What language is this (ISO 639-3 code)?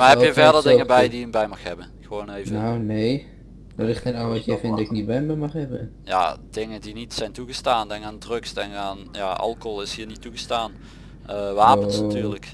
nld